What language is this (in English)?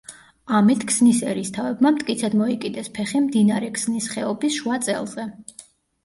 Georgian